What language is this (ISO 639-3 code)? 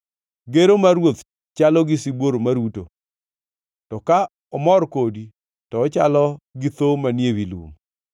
luo